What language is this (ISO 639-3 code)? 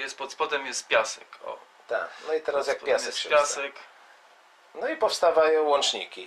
pol